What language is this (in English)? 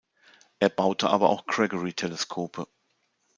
German